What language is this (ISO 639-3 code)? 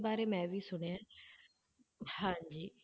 pan